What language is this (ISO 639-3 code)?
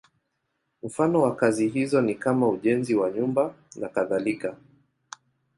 swa